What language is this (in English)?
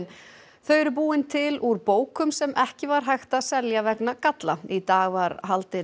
Icelandic